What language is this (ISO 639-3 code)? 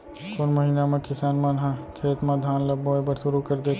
hne